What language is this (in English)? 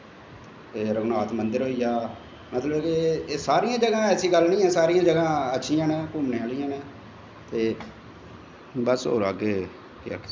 Dogri